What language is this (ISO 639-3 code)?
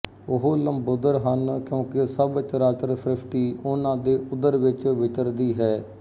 pan